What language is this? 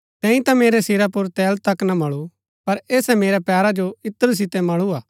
Gaddi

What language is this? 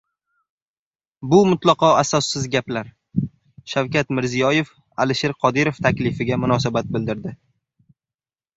Uzbek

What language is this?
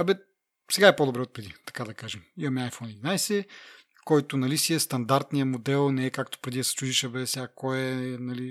Bulgarian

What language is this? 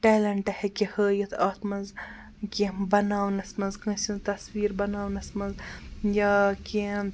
Kashmiri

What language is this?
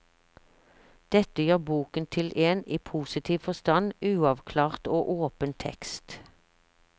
Norwegian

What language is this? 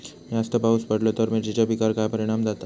Marathi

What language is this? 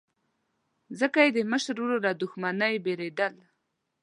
Pashto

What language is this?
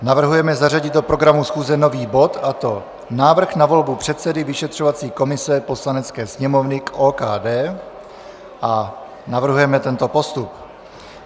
Czech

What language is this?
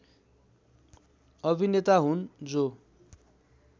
Nepali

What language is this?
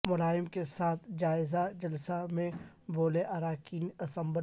Urdu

